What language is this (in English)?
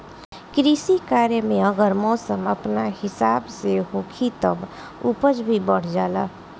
Bhojpuri